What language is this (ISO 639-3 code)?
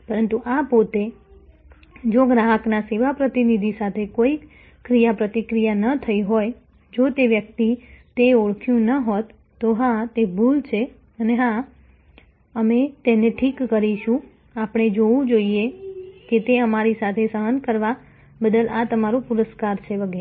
guj